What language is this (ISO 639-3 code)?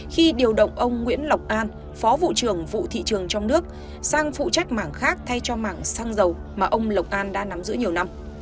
vie